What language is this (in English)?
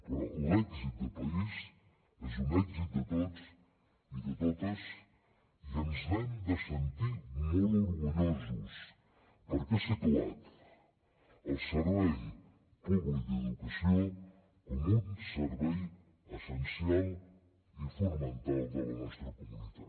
Catalan